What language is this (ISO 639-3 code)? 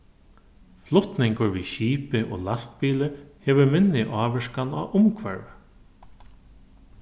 fao